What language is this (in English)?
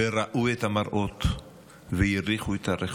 Hebrew